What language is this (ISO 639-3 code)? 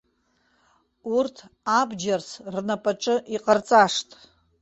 abk